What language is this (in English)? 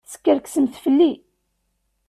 Kabyle